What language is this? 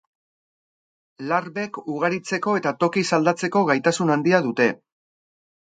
Basque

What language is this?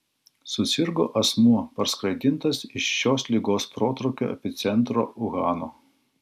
Lithuanian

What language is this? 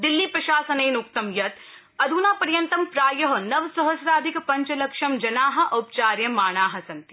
Sanskrit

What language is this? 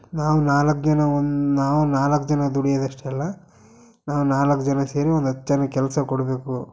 Kannada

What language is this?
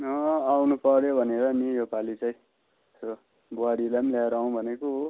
Nepali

